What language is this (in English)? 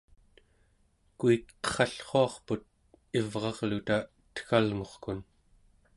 Central Yupik